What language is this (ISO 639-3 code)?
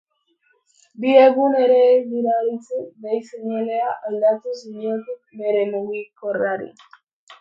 eus